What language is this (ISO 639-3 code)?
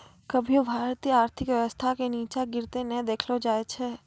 mai